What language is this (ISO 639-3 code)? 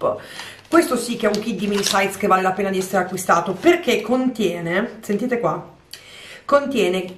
ita